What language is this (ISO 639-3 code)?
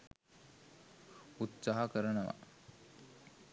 sin